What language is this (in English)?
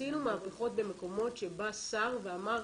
Hebrew